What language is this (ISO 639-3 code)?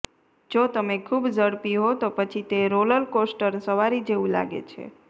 guj